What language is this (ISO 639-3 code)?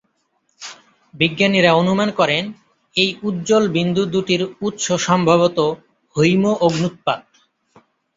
ben